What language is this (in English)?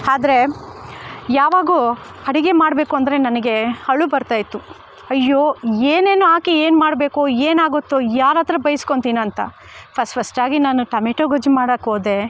Kannada